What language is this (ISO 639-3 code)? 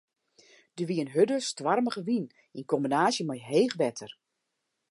fry